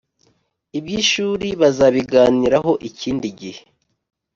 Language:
Kinyarwanda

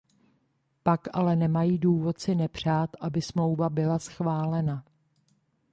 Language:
Czech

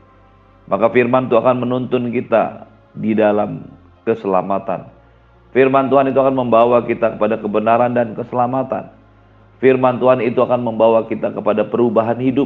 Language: Indonesian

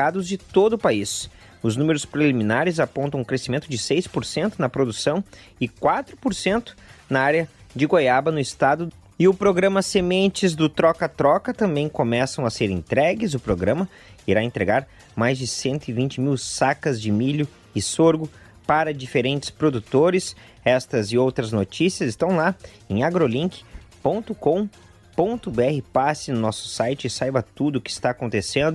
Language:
Portuguese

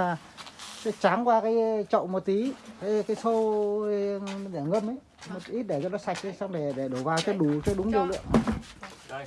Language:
Vietnamese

